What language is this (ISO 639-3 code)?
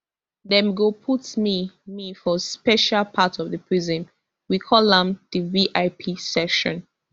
pcm